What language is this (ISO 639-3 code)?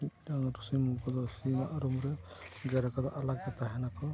sat